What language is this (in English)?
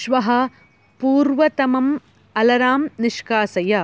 Sanskrit